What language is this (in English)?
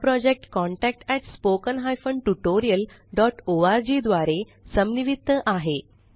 Marathi